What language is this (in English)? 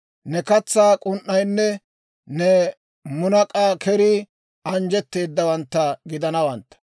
Dawro